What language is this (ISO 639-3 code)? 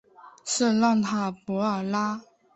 zho